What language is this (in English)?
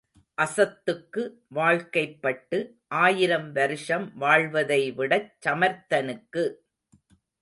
Tamil